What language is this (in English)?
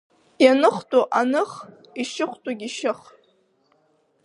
Abkhazian